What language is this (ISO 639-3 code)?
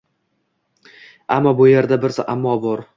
uzb